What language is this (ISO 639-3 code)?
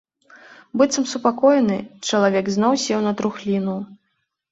bel